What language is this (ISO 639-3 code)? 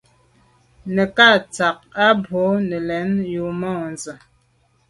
byv